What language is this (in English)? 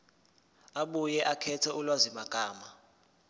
Zulu